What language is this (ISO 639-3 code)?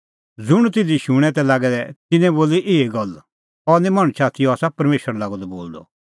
kfx